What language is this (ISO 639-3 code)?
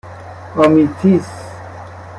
fas